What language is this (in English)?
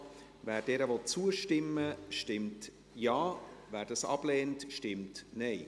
Swiss German